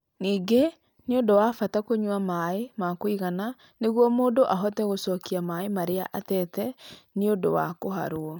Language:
Kikuyu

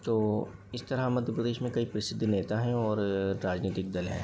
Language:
Hindi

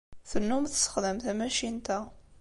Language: Kabyle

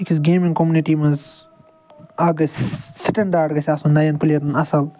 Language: Kashmiri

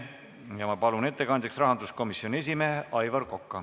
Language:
Estonian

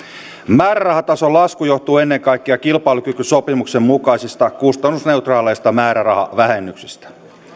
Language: Finnish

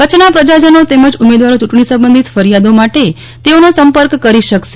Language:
Gujarati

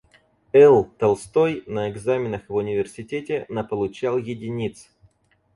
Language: Russian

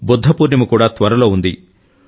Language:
Telugu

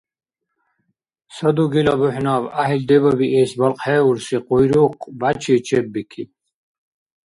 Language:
Dargwa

